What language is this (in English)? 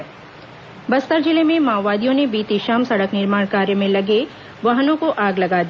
Hindi